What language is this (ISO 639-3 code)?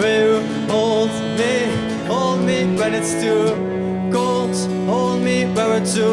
nld